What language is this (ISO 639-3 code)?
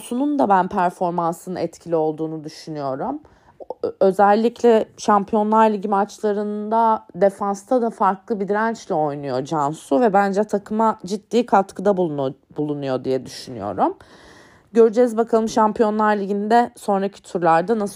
tur